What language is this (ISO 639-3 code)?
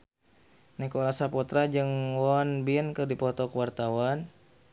sun